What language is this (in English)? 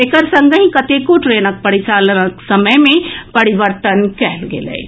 Maithili